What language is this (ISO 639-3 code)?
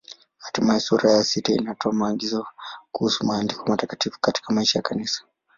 swa